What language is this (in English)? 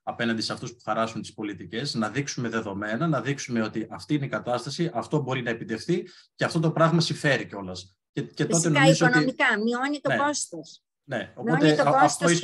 Greek